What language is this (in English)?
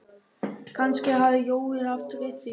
Icelandic